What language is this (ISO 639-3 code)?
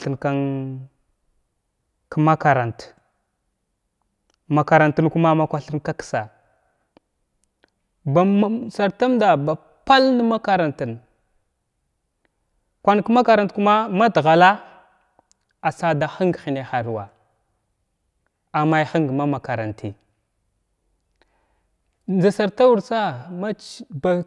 glw